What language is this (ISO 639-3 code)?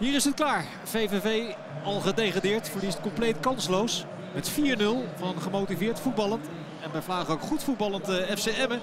nld